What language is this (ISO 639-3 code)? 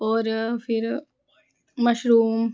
doi